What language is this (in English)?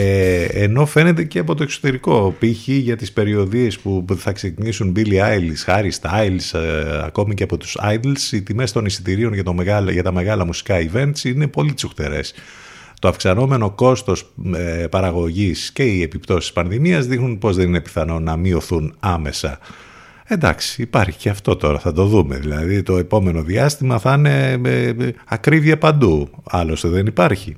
Greek